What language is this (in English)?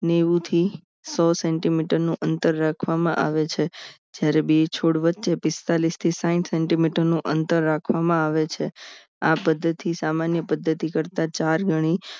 Gujarati